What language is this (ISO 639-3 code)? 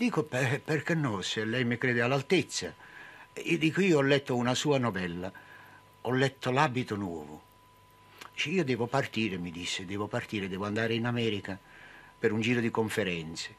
ita